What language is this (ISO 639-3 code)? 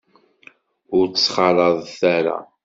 kab